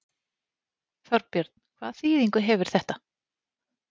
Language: Icelandic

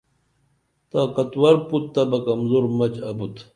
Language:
Dameli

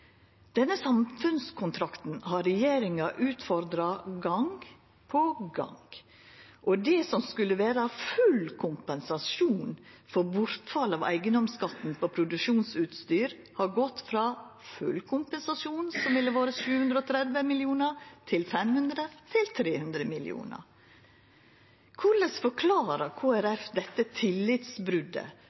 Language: Norwegian Nynorsk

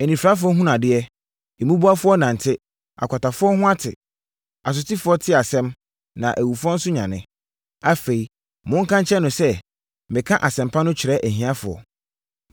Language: Akan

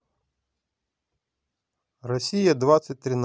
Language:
Russian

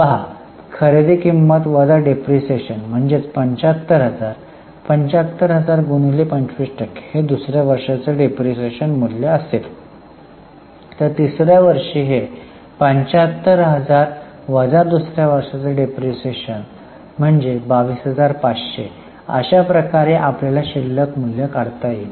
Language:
Marathi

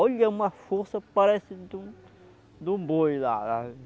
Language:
Portuguese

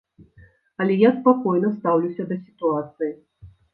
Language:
Belarusian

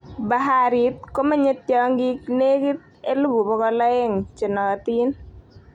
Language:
Kalenjin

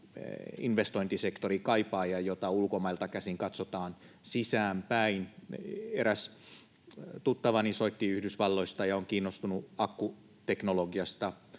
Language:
Finnish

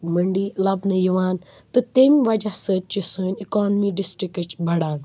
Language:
Kashmiri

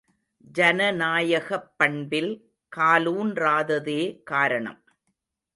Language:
Tamil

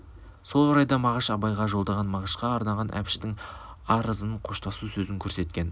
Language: Kazakh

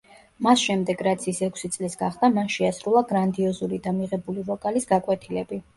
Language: Georgian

